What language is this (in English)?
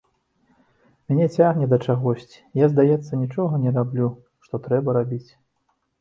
Belarusian